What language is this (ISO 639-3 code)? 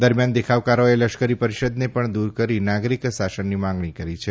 guj